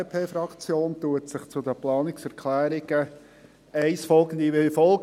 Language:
Swiss German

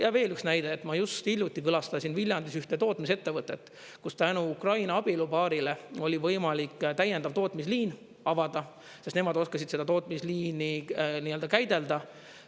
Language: Estonian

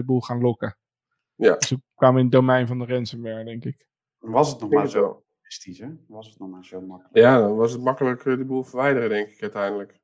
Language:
Dutch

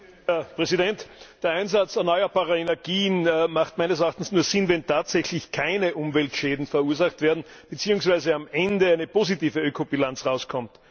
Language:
German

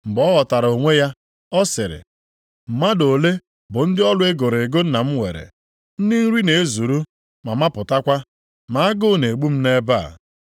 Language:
Igbo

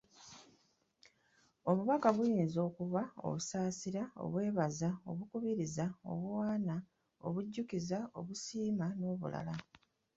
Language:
Ganda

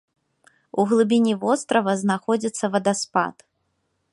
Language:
Belarusian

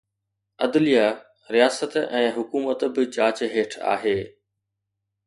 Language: Sindhi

